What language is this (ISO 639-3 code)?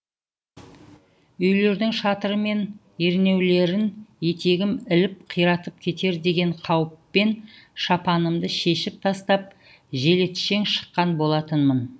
kaz